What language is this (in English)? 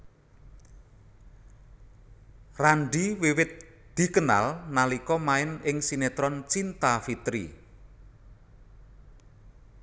Javanese